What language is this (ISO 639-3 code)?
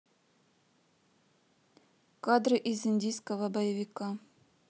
rus